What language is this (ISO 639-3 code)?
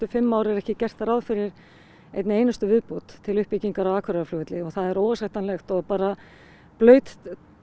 isl